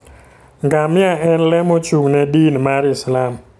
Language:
Luo (Kenya and Tanzania)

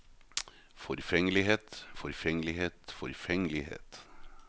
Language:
Norwegian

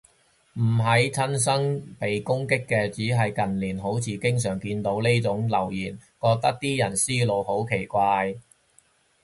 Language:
Cantonese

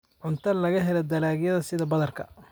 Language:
Somali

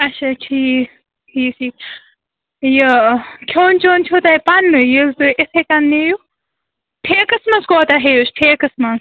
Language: Kashmiri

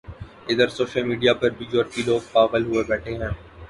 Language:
Urdu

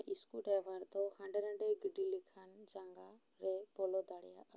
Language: Santali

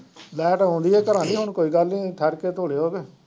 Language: Punjabi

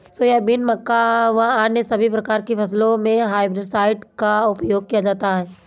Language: Hindi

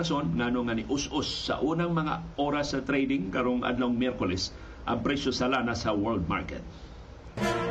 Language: Filipino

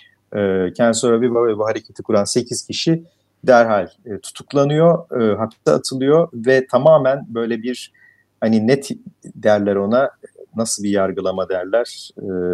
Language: Turkish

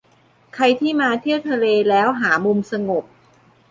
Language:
Thai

